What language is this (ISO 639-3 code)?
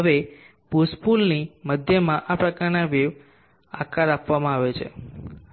guj